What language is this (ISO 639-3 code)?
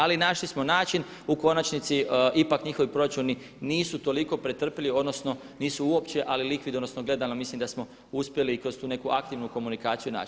hrv